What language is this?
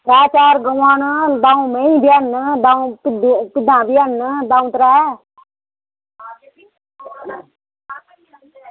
Dogri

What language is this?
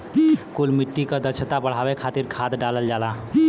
Bhojpuri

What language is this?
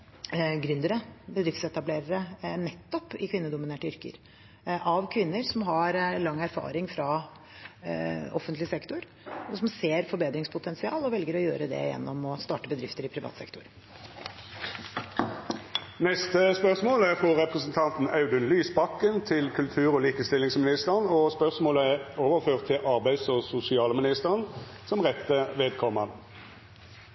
Norwegian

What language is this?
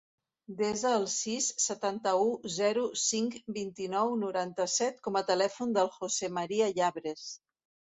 Catalan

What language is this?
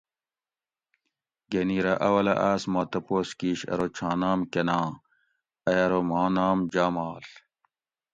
Gawri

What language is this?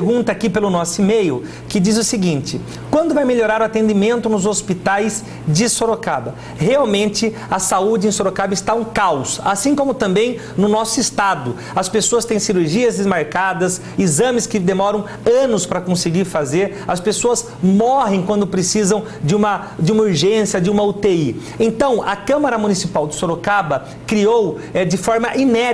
Portuguese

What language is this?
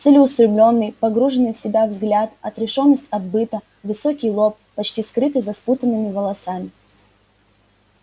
Russian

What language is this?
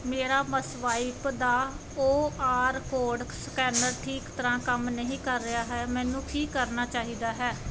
Punjabi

